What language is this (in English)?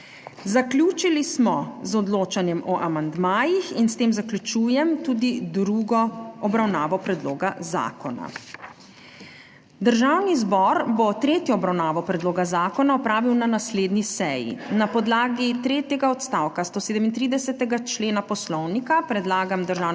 Slovenian